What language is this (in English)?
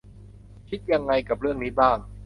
Thai